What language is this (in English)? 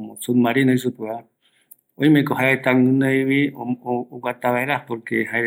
Eastern Bolivian Guaraní